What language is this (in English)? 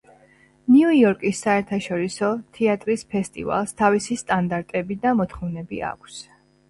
Georgian